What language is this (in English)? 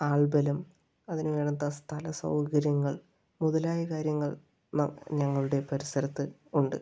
Malayalam